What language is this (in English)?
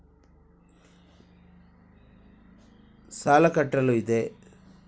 Kannada